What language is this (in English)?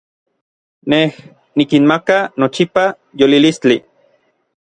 Orizaba Nahuatl